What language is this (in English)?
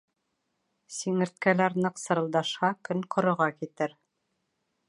Bashkir